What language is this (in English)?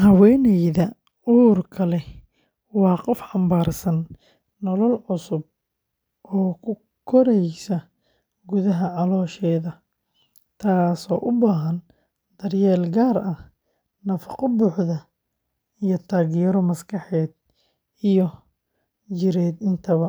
Somali